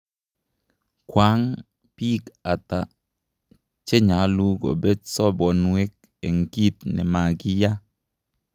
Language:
Kalenjin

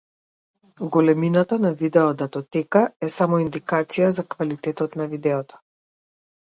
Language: Macedonian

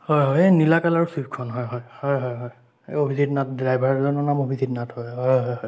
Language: Assamese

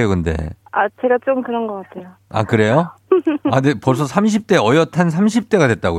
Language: Korean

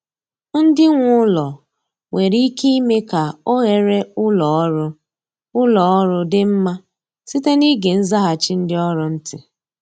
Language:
Igbo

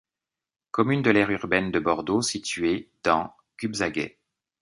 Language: French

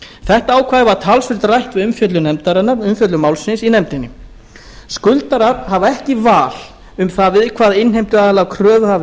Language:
Icelandic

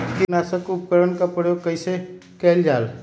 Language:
Magahi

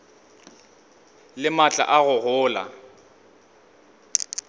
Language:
Northern Sotho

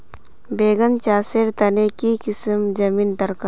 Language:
Magahi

